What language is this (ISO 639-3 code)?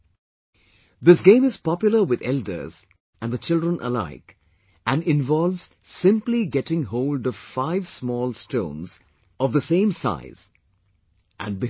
eng